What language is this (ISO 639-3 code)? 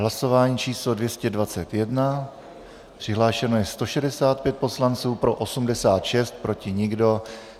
ces